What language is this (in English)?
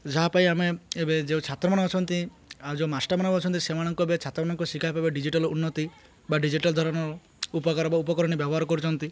Odia